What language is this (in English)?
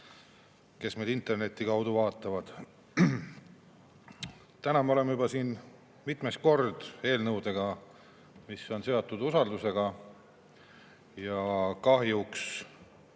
Estonian